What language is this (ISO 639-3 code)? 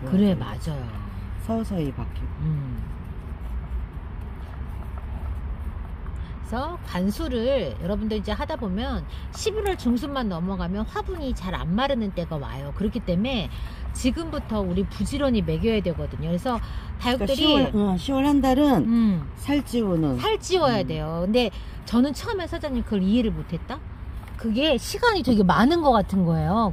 kor